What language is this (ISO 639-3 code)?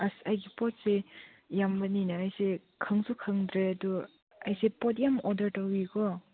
mni